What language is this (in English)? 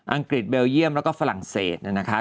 Thai